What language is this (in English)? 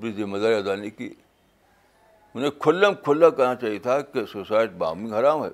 Urdu